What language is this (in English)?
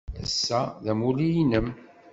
Kabyle